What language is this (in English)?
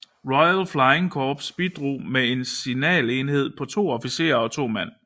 Danish